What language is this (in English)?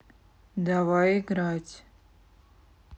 Russian